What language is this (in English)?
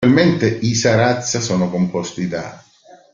Italian